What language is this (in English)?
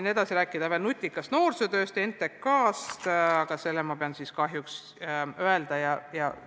Estonian